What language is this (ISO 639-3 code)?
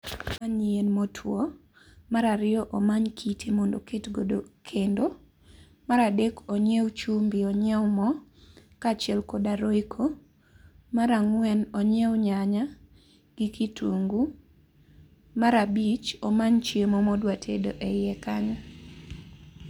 luo